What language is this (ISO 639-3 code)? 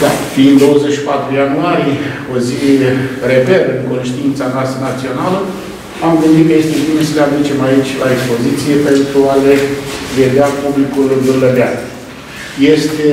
ron